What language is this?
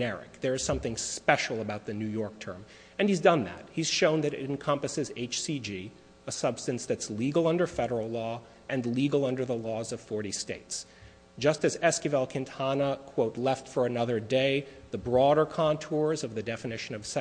English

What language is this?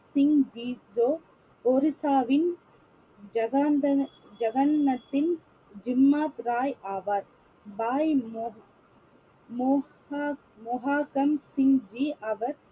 Tamil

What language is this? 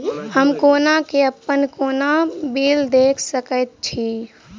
Maithili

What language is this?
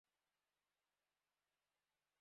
Urdu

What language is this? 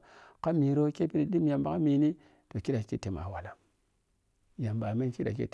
Piya-Kwonci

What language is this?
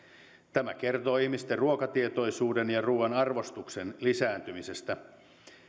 Finnish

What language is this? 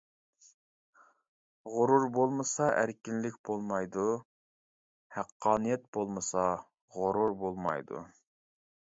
Uyghur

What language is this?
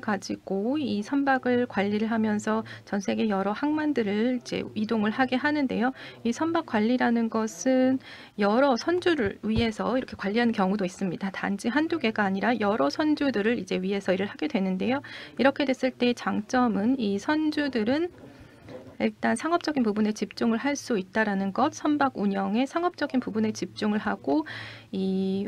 Korean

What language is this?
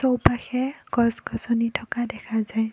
Assamese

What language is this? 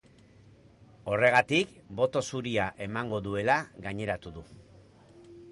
Basque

